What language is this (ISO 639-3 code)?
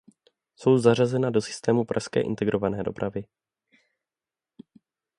ces